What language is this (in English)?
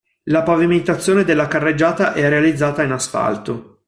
Italian